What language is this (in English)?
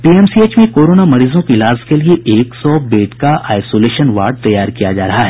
Hindi